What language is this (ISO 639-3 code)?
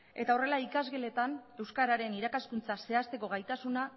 eus